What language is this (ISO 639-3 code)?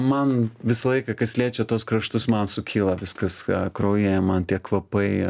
lit